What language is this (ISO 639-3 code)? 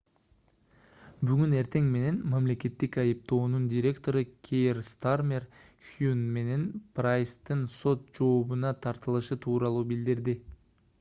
kir